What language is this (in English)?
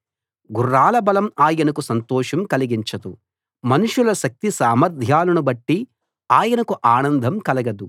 Telugu